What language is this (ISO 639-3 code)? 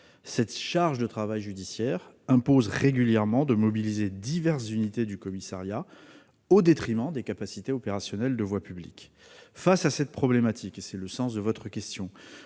fra